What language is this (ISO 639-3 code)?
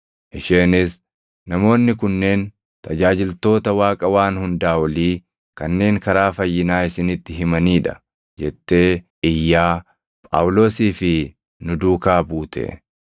orm